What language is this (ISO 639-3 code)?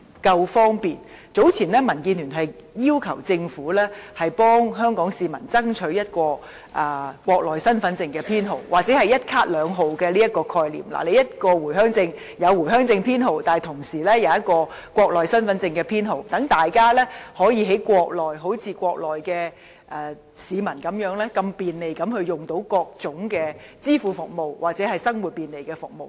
yue